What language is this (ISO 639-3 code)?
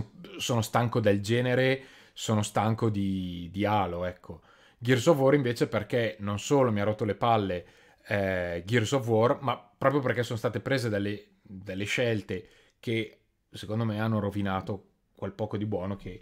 ita